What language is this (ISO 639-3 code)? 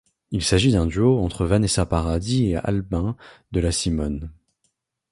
fra